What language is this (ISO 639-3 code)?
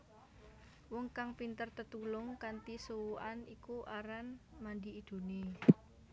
jav